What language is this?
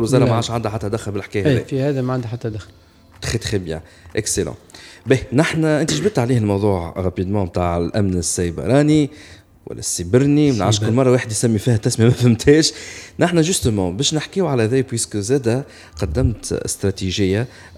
Arabic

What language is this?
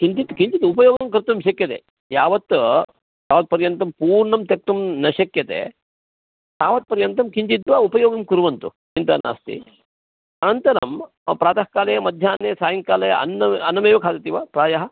Sanskrit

